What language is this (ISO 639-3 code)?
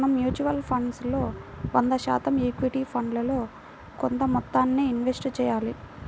tel